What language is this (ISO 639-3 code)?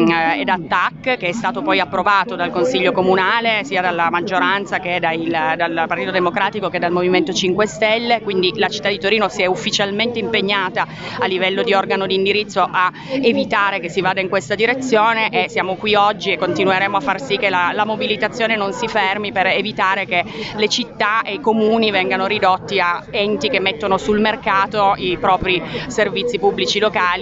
ita